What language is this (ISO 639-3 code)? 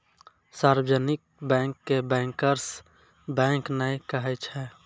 mai